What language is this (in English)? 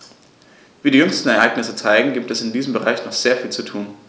German